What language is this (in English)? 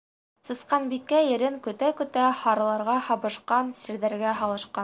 Bashkir